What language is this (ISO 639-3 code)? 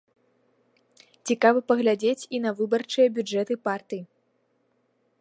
bel